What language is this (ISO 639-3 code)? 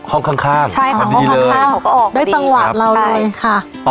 tha